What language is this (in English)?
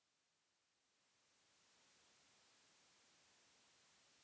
Bhojpuri